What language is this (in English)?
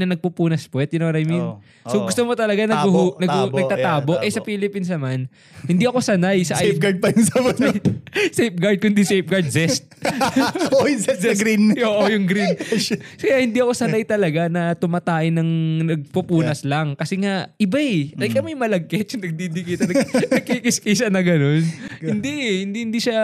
Filipino